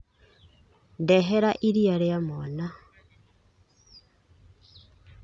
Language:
Kikuyu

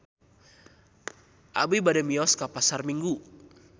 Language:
Sundanese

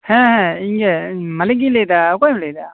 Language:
Santali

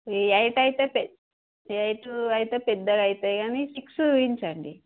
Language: Telugu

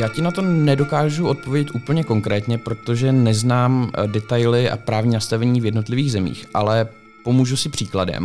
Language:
Czech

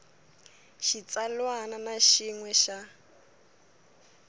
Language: Tsonga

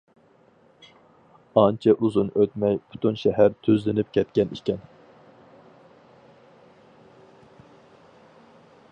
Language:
Uyghur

